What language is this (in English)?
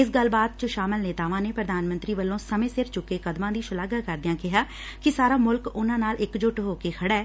Punjabi